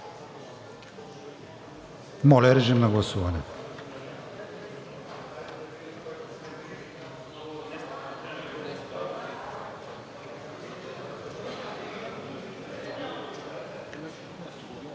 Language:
Bulgarian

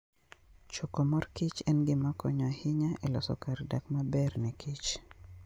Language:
Luo (Kenya and Tanzania)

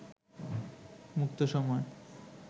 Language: Bangla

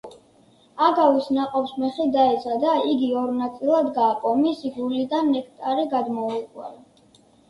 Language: Georgian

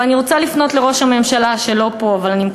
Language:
Hebrew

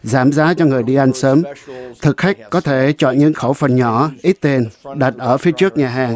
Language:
Vietnamese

